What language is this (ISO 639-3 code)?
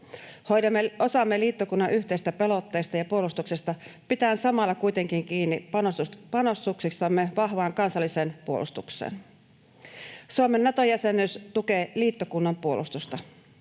fin